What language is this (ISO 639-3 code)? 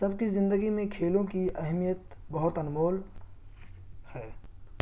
urd